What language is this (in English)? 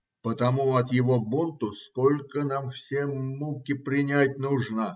Russian